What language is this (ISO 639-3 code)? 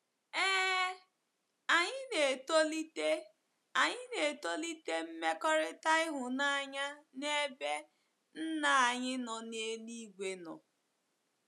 ibo